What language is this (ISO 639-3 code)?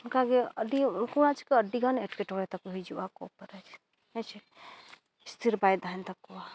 sat